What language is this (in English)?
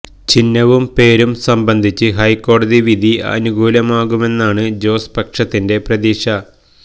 Malayalam